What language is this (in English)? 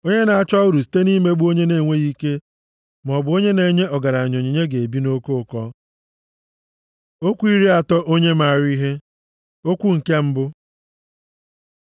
Igbo